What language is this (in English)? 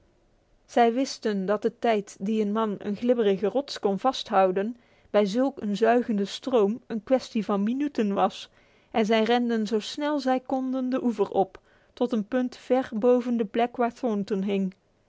Dutch